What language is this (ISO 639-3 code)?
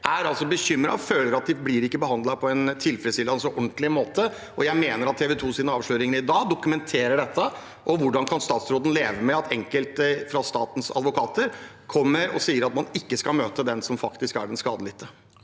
nor